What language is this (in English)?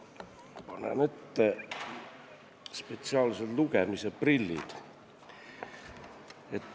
Estonian